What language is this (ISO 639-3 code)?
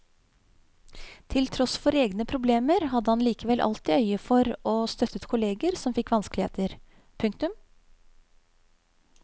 nor